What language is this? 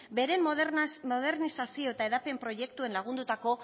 Basque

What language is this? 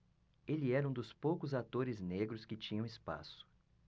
Portuguese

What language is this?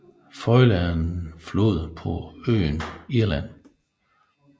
Danish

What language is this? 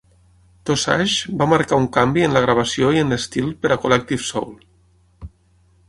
Catalan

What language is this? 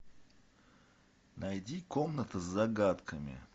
Russian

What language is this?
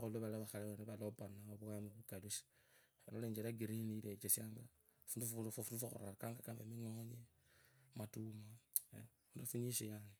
Kabras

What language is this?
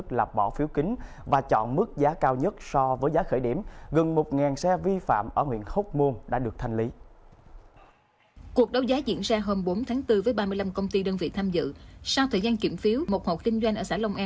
Vietnamese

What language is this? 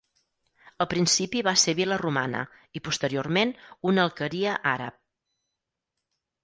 Catalan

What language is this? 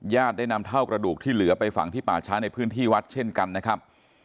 Thai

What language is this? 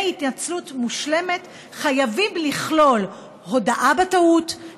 Hebrew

